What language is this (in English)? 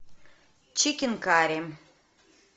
Russian